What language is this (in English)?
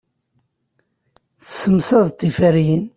Kabyle